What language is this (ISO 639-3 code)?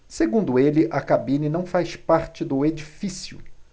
por